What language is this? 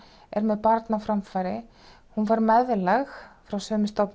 Icelandic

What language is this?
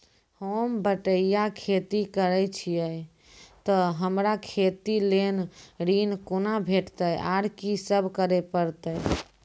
Maithili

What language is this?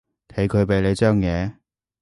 Cantonese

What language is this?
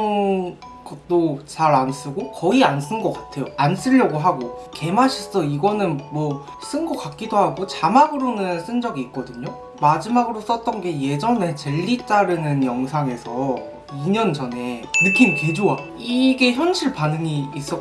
Korean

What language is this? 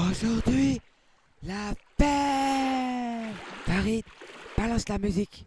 French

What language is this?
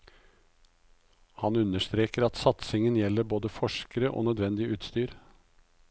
Norwegian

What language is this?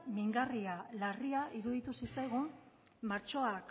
Basque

